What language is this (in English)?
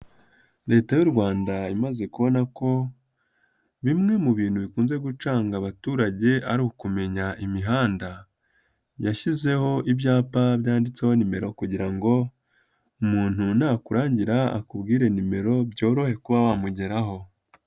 Kinyarwanda